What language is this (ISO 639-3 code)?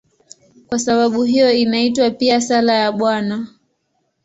swa